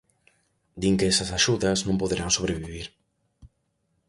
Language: Galician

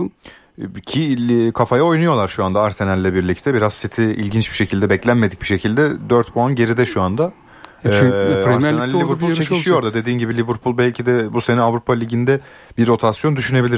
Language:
Turkish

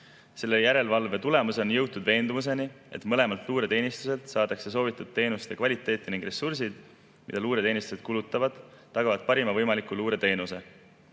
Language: Estonian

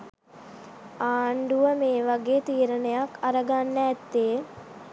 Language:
Sinhala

